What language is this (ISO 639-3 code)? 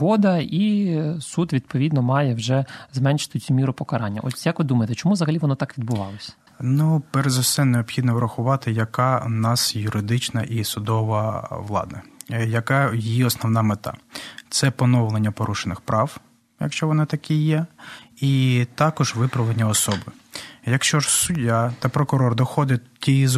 ukr